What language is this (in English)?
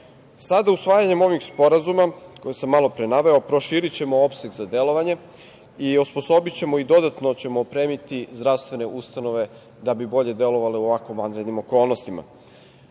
Serbian